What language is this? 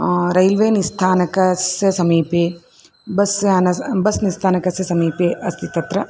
Sanskrit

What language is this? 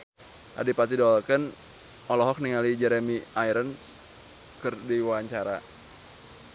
Sundanese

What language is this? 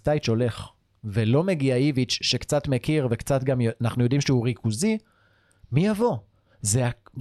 Hebrew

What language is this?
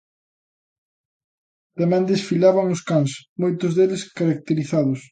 Galician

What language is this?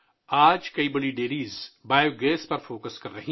Urdu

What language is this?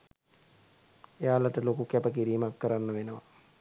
Sinhala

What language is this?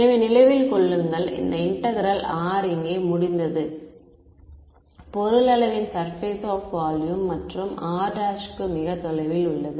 Tamil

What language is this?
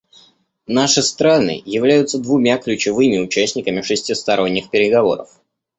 Russian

